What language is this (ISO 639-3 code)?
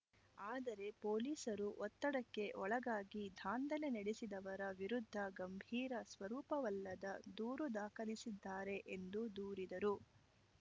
kan